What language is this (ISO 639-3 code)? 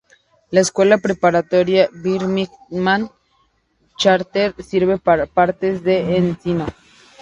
spa